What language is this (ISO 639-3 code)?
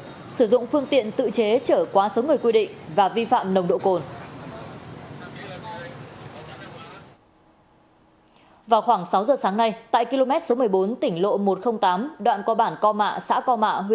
vie